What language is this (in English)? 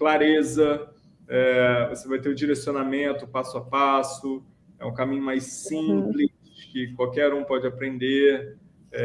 Portuguese